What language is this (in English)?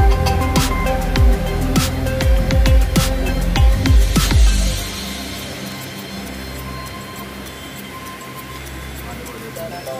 Vietnamese